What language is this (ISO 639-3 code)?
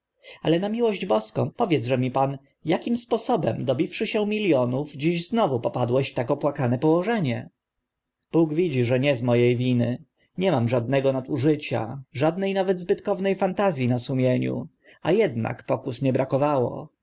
pol